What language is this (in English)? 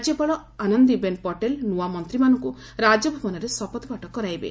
Odia